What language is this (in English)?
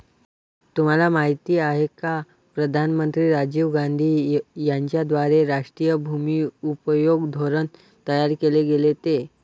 Marathi